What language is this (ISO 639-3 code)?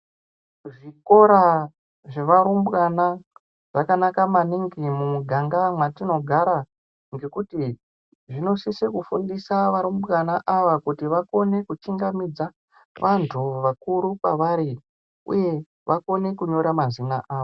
ndc